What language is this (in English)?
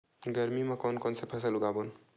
Chhattisgarhi